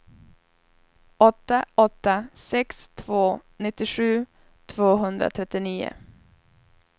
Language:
Swedish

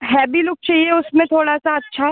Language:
Hindi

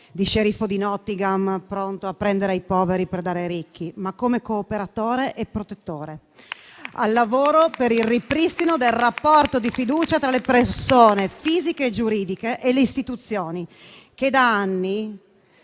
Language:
Italian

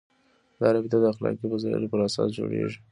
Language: Pashto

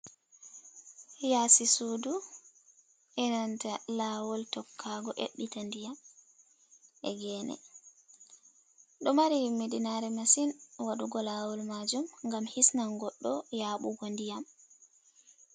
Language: Fula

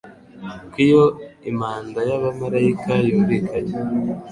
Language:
Kinyarwanda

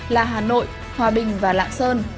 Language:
Vietnamese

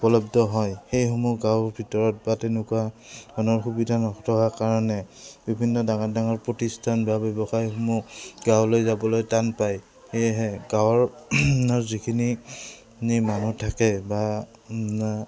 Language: Assamese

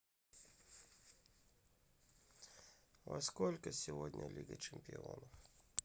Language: Russian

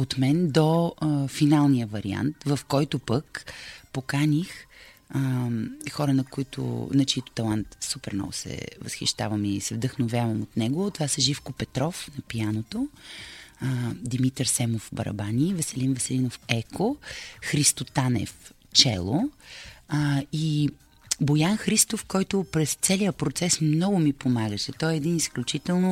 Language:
Bulgarian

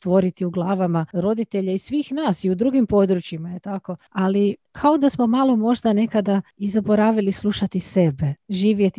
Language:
Croatian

